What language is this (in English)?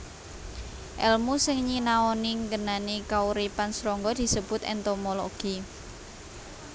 Javanese